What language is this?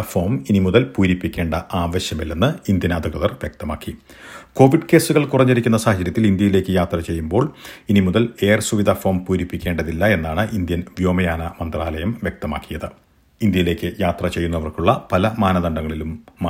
Malayalam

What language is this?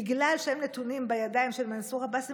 Hebrew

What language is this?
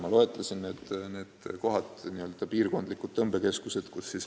Estonian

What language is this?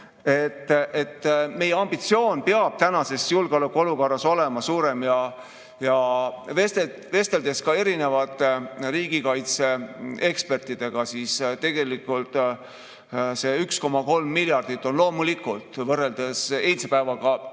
Estonian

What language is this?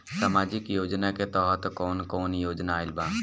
Bhojpuri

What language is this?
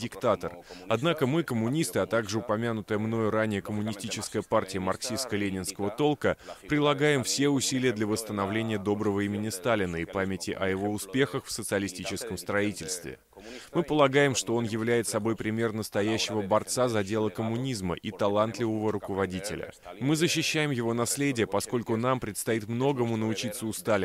Russian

